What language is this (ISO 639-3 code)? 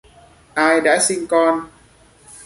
vie